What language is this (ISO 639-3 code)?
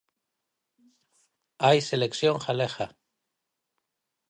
glg